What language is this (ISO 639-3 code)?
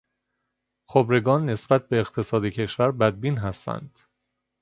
fas